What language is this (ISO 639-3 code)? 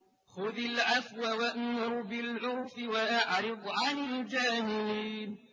ara